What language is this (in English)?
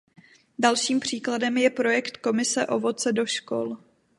Czech